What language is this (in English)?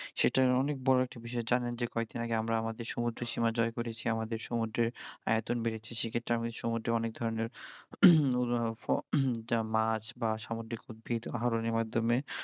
Bangla